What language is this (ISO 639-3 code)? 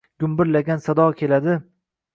uzb